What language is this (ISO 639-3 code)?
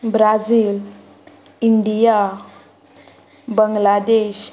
kok